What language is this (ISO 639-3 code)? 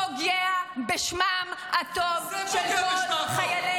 heb